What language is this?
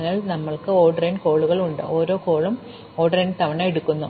Malayalam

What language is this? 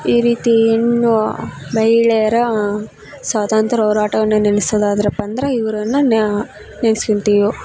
Kannada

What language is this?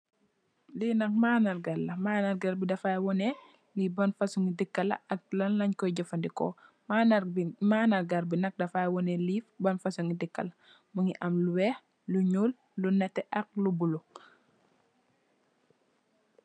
Wolof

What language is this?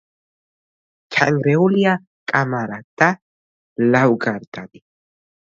Georgian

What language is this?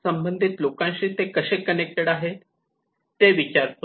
Marathi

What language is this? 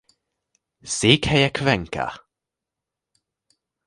Hungarian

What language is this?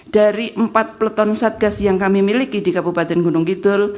Indonesian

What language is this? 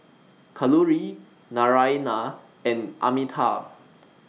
English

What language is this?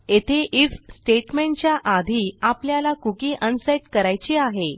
Marathi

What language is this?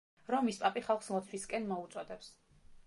Georgian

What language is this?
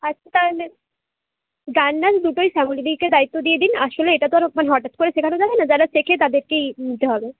Bangla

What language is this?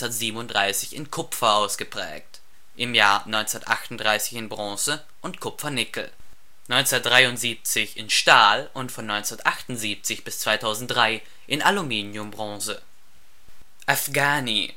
German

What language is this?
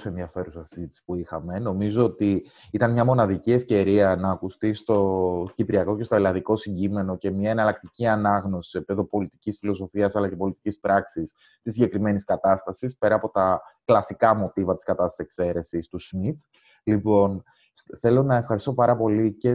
Greek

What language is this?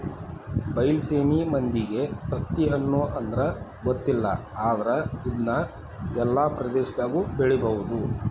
Kannada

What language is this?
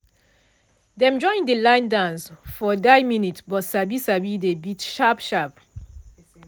Nigerian Pidgin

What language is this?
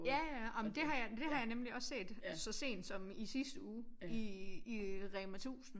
Danish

